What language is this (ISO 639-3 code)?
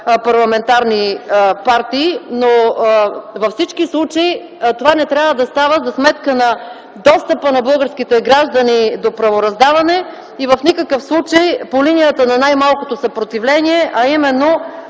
bul